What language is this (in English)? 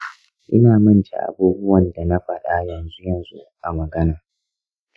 Hausa